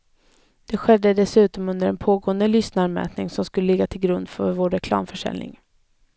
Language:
Swedish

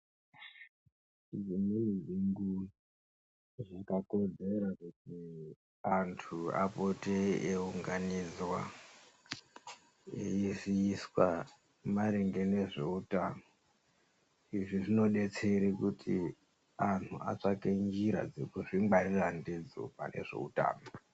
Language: Ndau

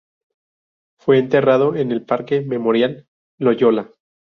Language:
Spanish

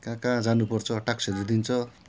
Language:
Nepali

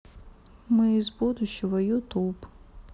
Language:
Russian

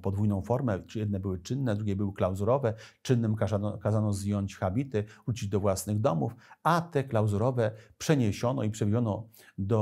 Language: Polish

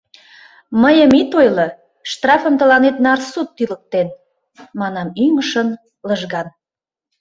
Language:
Mari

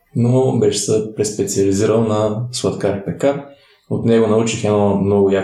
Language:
Bulgarian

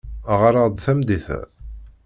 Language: Kabyle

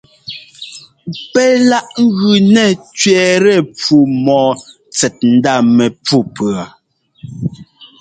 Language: Ngomba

